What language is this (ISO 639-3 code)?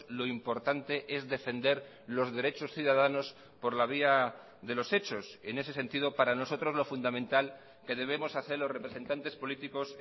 spa